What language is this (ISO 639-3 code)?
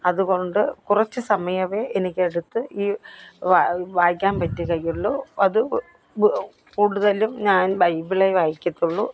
mal